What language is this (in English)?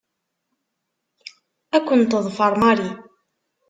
Kabyle